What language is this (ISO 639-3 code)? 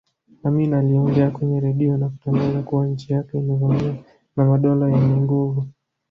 swa